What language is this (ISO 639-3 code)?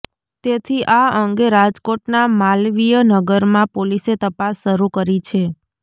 guj